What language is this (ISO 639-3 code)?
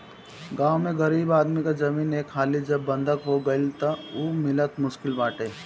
bho